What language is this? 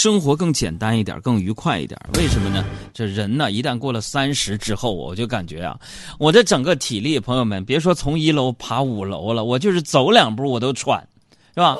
Chinese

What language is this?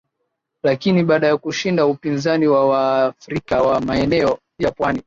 Swahili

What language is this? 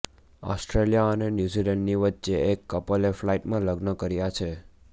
Gujarati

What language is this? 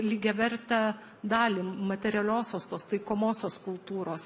Lithuanian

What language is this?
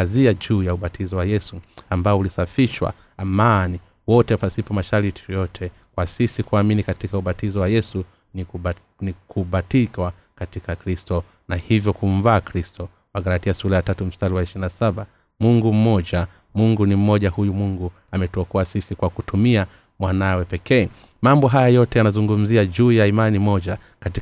Swahili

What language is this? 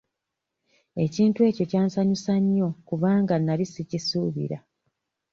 Ganda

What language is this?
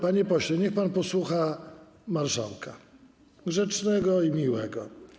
Polish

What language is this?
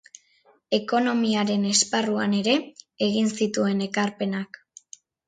Basque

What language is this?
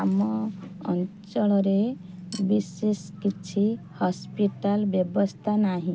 Odia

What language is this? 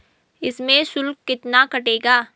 Hindi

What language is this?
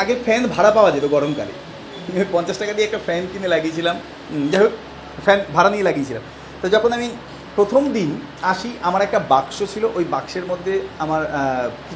Bangla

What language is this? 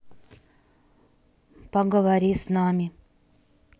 Russian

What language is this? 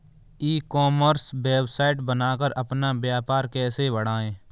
Hindi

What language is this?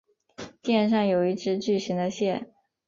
Chinese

